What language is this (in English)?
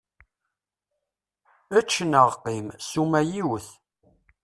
Kabyle